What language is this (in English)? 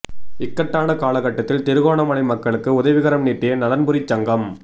Tamil